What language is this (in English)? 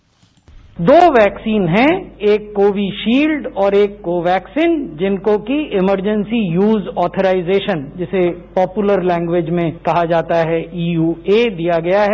Hindi